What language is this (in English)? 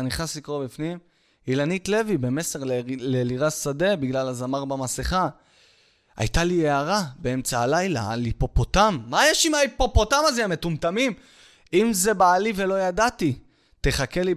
Hebrew